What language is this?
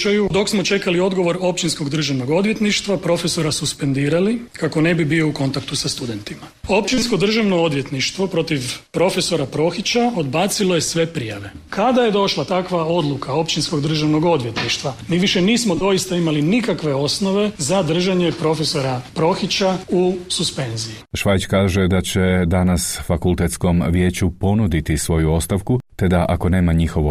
Croatian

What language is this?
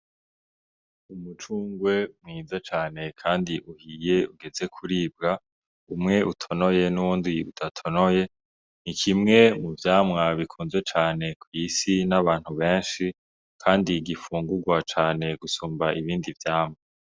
Rundi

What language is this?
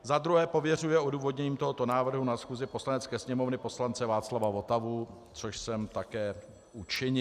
Czech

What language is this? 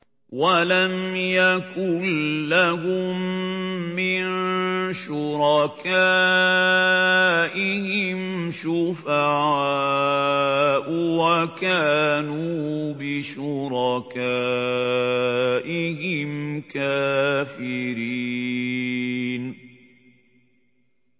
Arabic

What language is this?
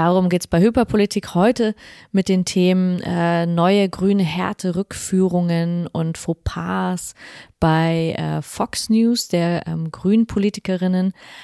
German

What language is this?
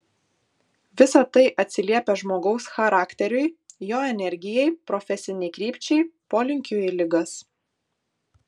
Lithuanian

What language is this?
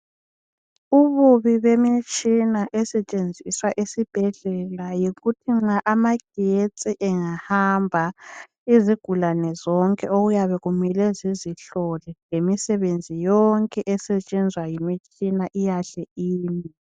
North Ndebele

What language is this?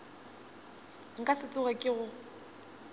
Northern Sotho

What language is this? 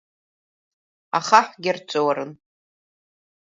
Abkhazian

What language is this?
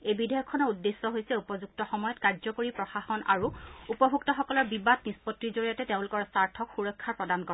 Assamese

